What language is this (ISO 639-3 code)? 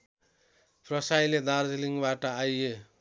nep